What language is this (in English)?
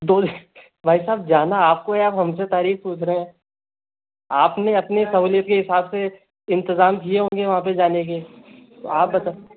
Hindi